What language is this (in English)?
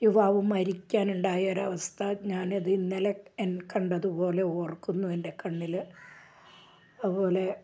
Malayalam